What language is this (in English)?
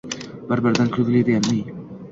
Uzbek